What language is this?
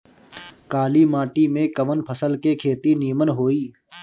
Bhojpuri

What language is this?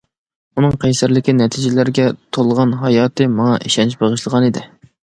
Uyghur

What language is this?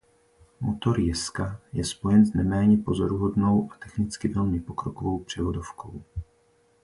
Czech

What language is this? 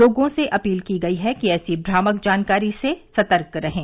Hindi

